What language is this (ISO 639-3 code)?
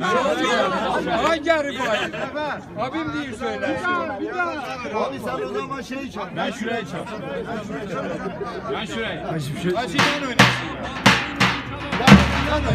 tur